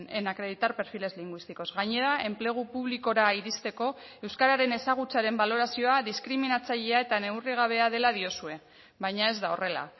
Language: Basque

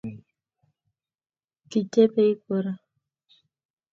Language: Kalenjin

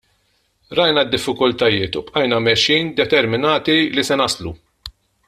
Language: Maltese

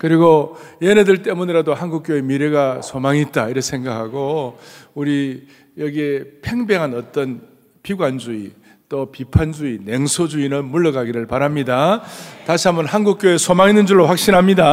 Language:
Korean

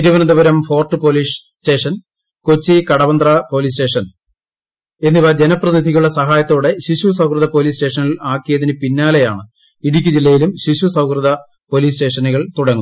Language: Malayalam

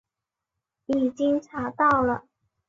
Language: Chinese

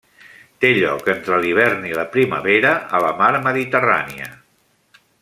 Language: Catalan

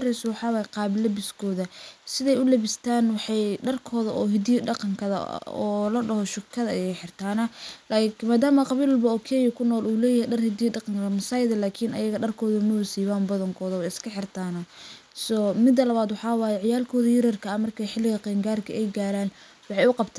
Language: Somali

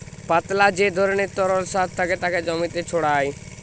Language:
Bangla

